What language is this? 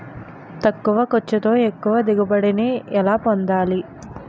Telugu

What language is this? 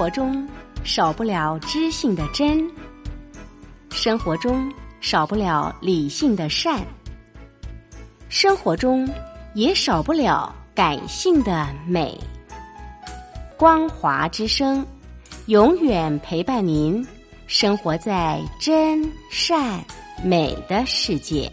Chinese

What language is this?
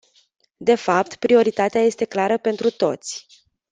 Romanian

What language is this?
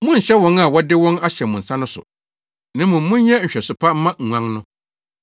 Akan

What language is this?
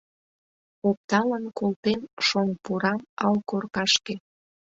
Mari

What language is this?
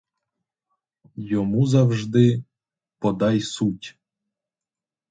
Ukrainian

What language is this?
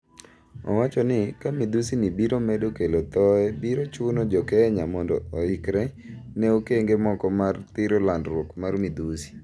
Luo (Kenya and Tanzania)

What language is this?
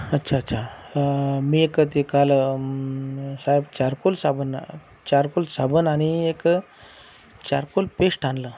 Marathi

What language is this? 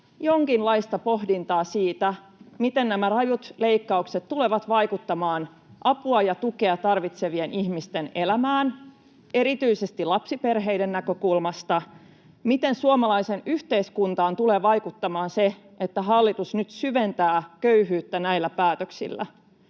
Finnish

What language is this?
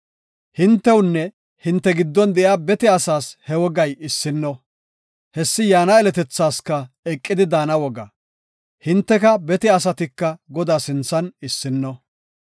Gofa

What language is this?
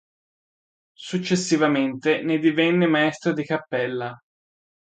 Italian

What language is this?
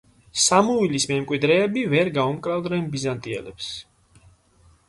Georgian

